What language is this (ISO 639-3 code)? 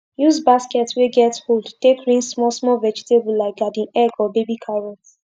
pcm